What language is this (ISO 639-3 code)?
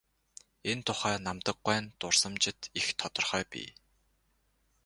mon